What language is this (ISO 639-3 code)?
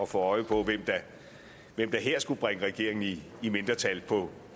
dan